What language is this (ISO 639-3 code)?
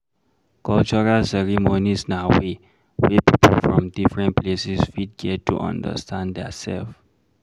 pcm